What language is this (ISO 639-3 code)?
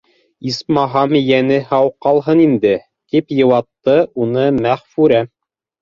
bak